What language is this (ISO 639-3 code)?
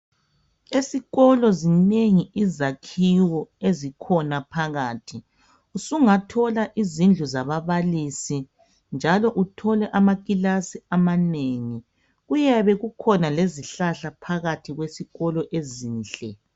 nde